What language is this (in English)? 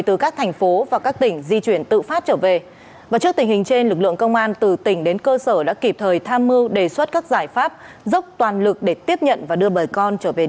Vietnamese